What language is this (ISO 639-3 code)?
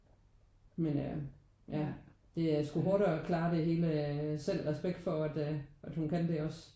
dan